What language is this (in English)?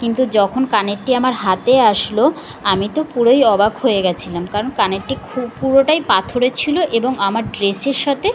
Bangla